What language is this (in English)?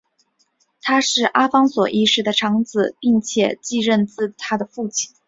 Chinese